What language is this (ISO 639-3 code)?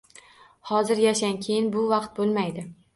uzb